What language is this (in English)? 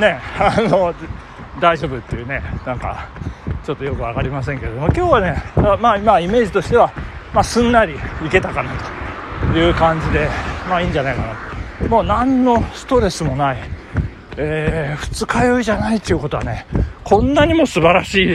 Japanese